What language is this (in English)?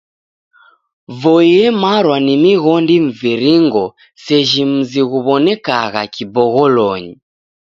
Taita